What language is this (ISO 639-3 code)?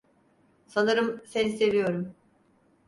tur